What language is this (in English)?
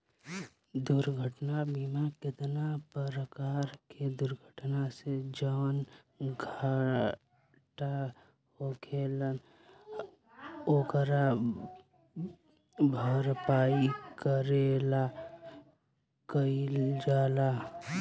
Bhojpuri